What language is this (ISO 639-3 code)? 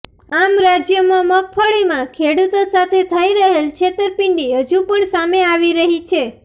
guj